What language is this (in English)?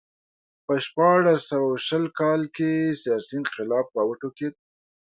Pashto